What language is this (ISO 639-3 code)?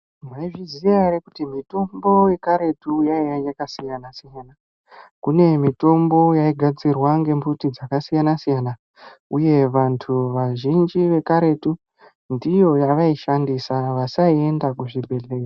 ndc